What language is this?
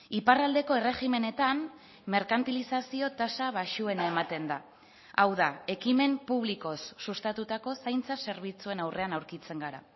Basque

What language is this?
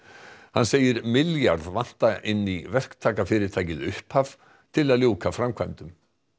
Icelandic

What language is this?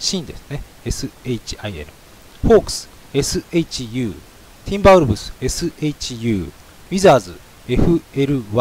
Japanese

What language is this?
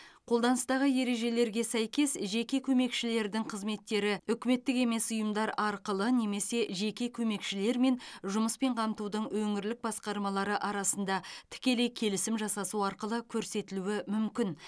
Kazakh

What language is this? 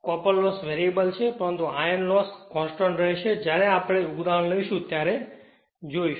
Gujarati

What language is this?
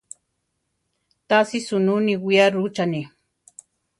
Central Tarahumara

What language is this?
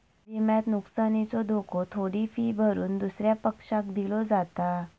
Marathi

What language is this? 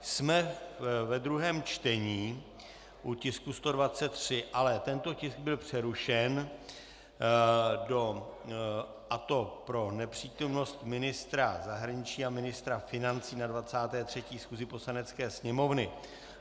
Czech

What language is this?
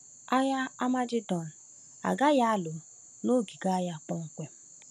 Igbo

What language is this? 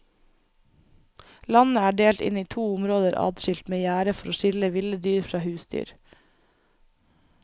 Norwegian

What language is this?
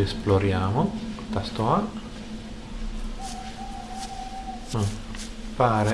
Italian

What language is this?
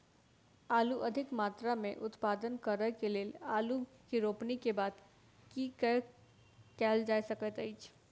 Maithili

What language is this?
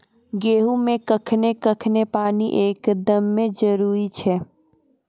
Maithili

